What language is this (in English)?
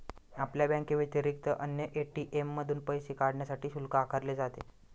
Marathi